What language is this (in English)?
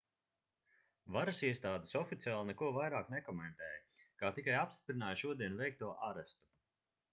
Latvian